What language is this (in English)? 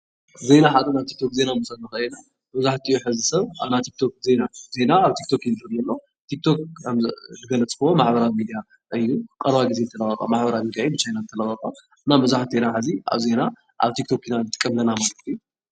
Tigrinya